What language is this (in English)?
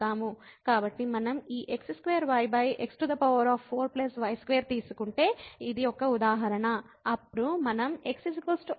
Telugu